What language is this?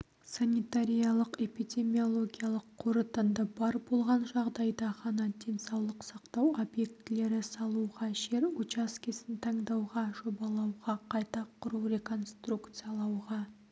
Kazakh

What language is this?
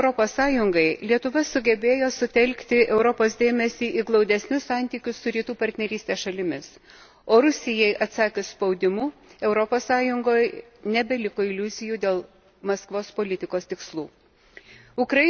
Lithuanian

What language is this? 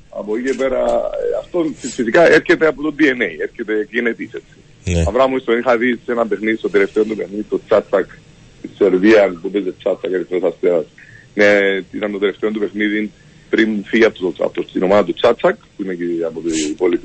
Greek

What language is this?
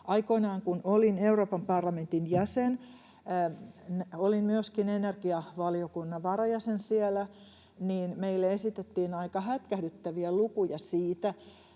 Finnish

